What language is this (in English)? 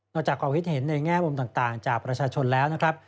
Thai